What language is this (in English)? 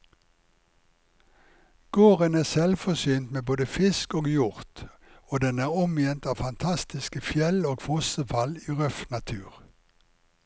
Norwegian